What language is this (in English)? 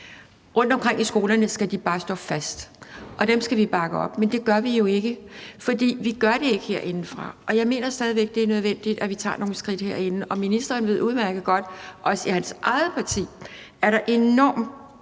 Danish